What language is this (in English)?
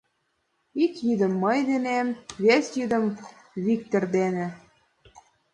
Mari